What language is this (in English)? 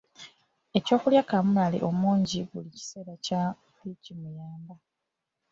Ganda